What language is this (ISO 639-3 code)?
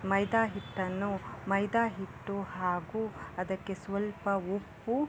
kan